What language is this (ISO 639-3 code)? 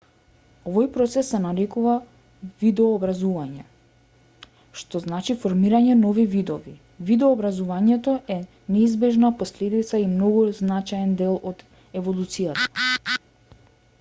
mkd